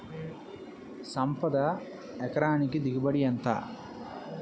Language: Telugu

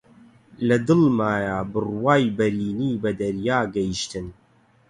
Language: Central Kurdish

